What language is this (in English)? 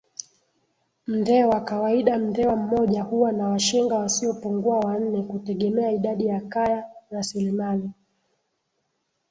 Swahili